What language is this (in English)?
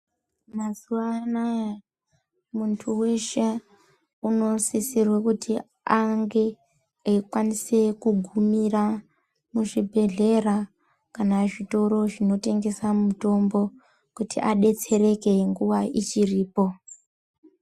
Ndau